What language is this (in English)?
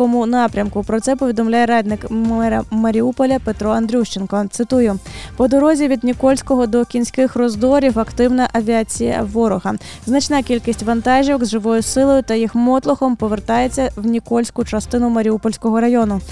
Ukrainian